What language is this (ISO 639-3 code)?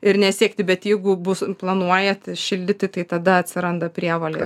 lit